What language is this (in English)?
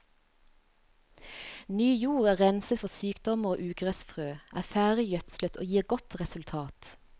Norwegian